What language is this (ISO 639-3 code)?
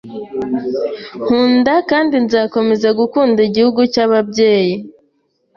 kin